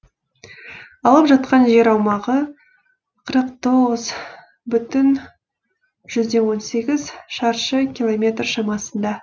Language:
Kazakh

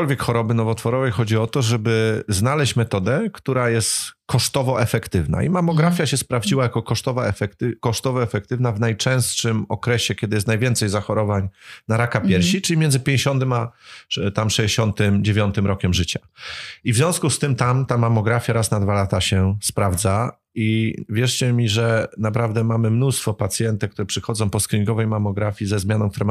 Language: Polish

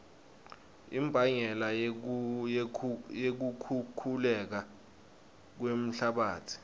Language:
Swati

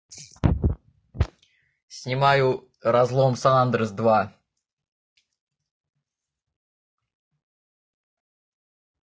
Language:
Russian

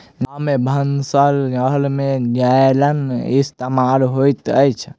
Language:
Maithili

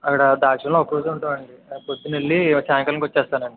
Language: Telugu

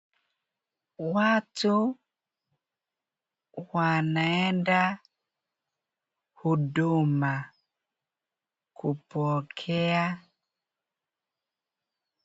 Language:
Swahili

